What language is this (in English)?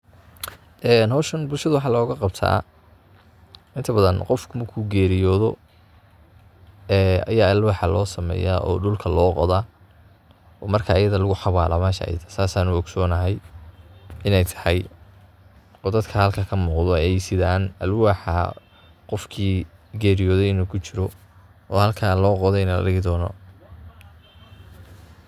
Somali